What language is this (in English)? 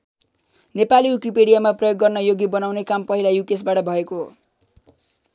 Nepali